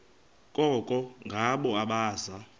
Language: Xhosa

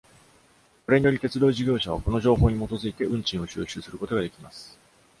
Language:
Japanese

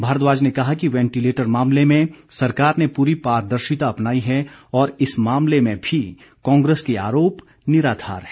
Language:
Hindi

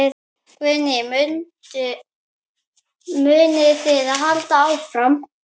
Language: Icelandic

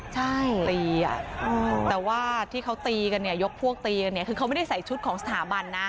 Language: Thai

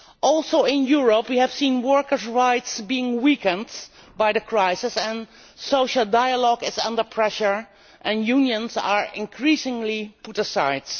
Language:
English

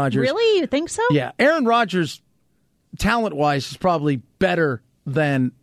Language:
English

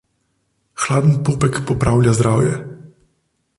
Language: Slovenian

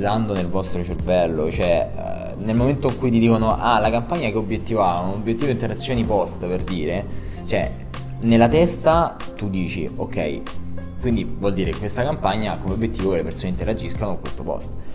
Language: Italian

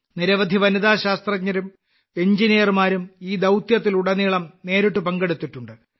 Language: Malayalam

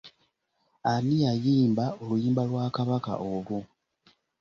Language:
Ganda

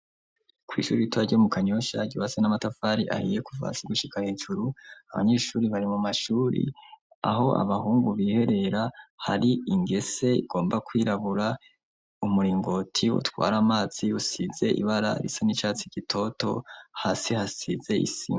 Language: Rundi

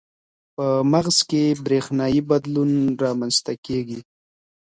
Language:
Pashto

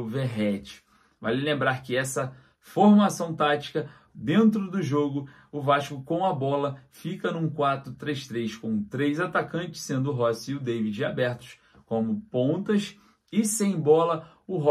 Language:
Portuguese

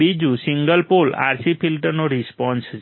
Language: Gujarati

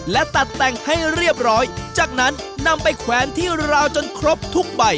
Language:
Thai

